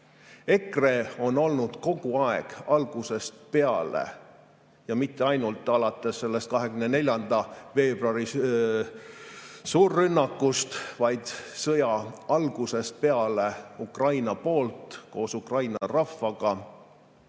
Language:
Estonian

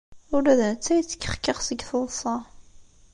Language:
Kabyle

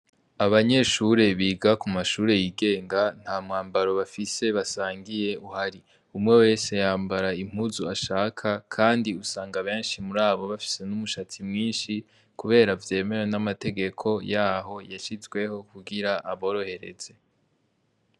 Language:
Rundi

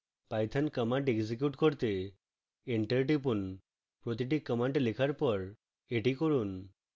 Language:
Bangla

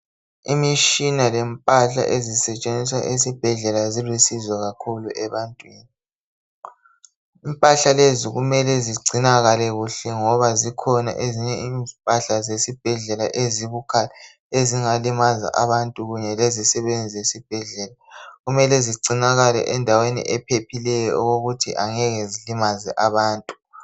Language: North Ndebele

